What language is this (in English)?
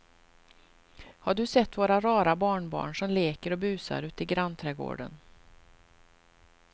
Swedish